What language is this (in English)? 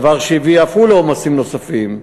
Hebrew